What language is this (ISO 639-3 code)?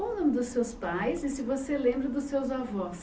por